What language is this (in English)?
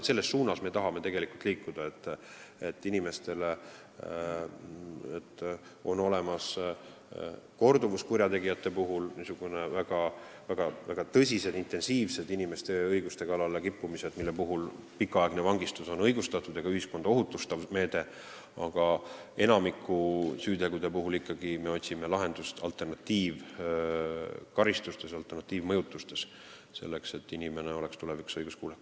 Estonian